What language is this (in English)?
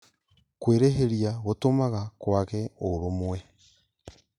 Kikuyu